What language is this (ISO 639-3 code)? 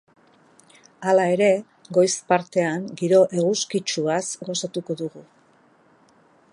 eus